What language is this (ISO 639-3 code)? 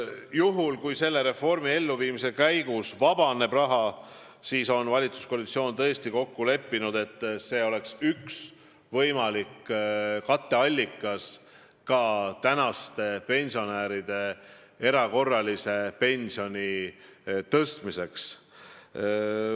est